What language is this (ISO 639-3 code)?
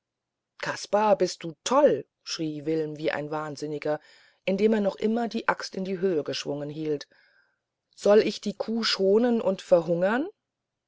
deu